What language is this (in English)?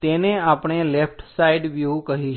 Gujarati